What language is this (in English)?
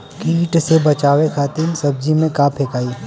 Bhojpuri